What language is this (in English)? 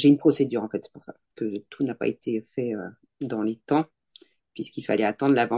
French